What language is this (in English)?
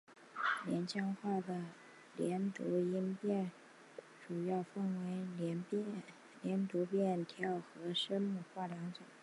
Chinese